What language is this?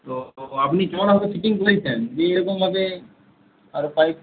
Bangla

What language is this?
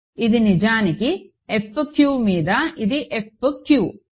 Telugu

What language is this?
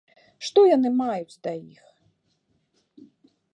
Belarusian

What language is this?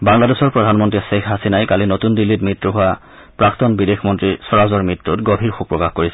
Assamese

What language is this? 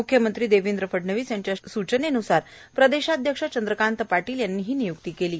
Marathi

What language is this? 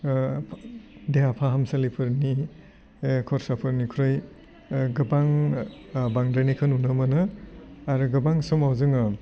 Bodo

